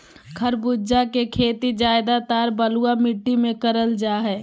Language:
Magahi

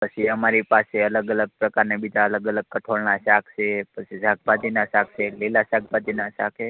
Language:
Gujarati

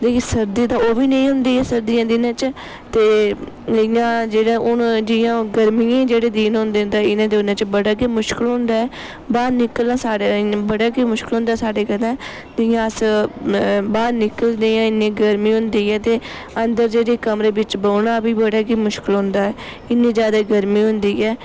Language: Dogri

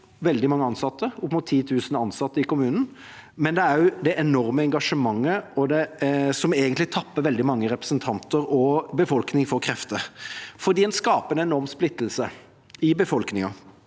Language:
Norwegian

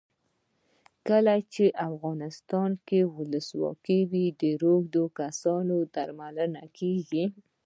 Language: Pashto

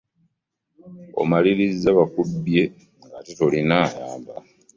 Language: Ganda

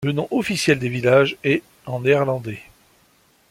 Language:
French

